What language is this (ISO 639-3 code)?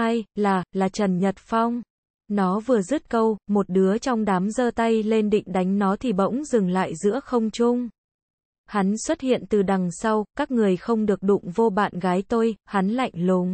vie